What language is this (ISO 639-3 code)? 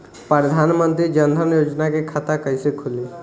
bho